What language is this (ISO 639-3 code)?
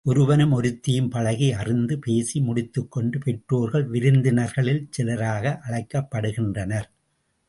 tam